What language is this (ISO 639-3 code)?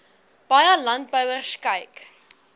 afr